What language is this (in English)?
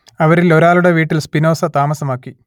Malayalam